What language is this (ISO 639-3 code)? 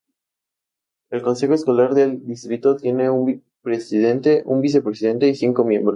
spa